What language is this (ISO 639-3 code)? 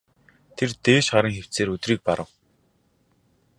mon